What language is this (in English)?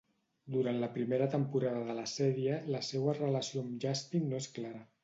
Catalan